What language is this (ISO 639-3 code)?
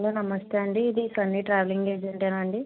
tel